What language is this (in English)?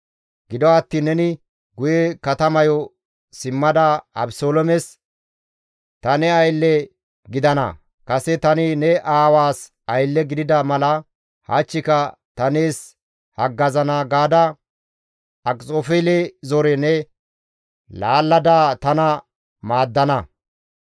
Gamo